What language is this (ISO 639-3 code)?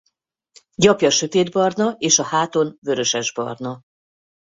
hun